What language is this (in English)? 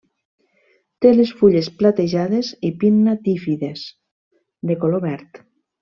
Catalan